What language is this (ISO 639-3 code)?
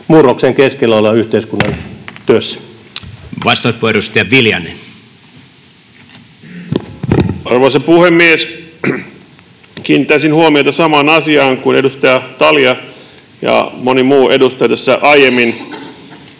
fin